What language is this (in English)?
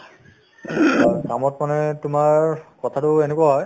Assamese